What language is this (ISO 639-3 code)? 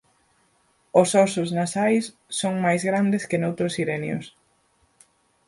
glg